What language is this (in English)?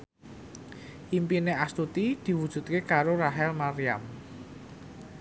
Javanese